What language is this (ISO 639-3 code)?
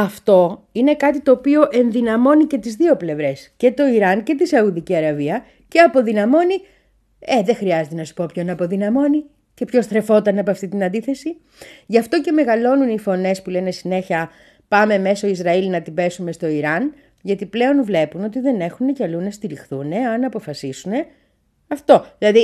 ell